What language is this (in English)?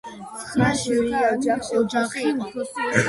Georgian